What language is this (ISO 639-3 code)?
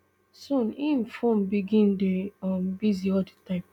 pcm